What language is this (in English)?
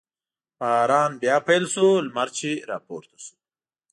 Pashto